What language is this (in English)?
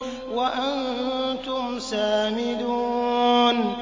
Arabic